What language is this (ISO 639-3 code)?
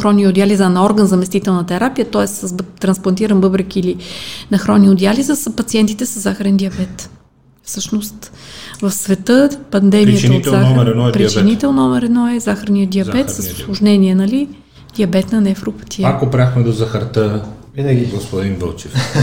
bul